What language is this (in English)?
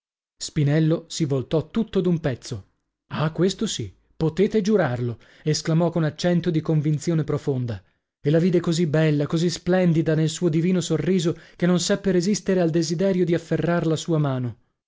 Italian